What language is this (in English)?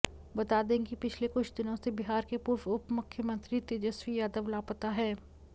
Hindi